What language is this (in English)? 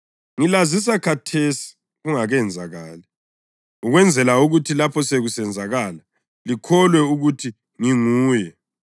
North Ndebele